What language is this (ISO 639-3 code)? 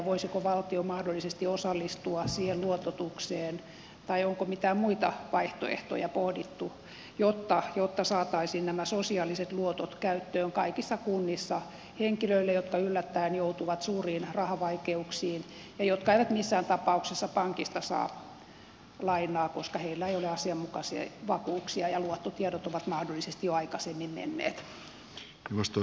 fin